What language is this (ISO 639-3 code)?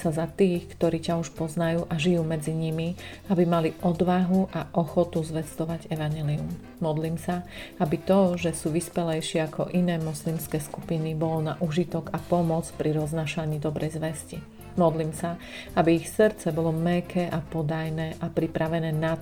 slk